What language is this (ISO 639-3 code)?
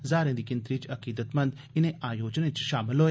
doi